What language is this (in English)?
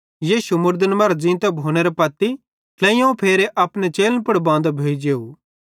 Bhadrawahi